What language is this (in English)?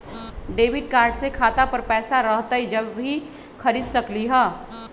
Magahi